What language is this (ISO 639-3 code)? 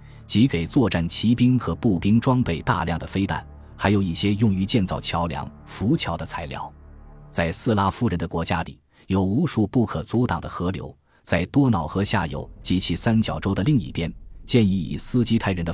zho